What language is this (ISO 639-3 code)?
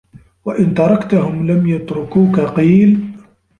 ara